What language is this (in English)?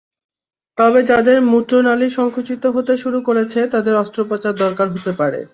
Bangla